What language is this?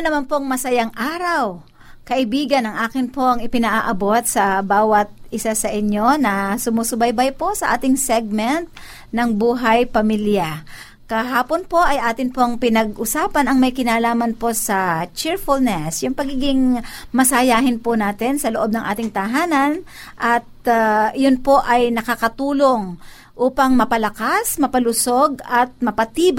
Filipino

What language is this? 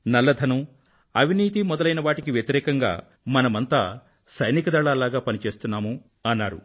Telugu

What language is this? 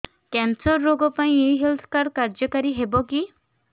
Odia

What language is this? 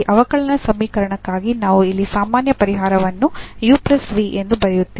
Kannada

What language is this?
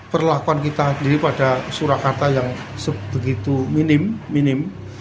Indonesian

